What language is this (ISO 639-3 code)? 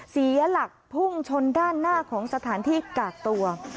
tha